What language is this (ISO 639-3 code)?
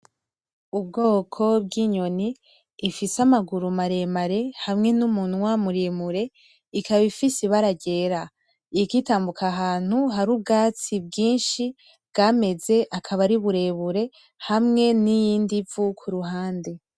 run